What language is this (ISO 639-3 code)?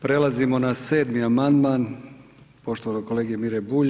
hrv